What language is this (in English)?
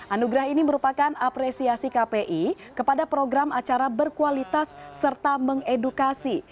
Indonesian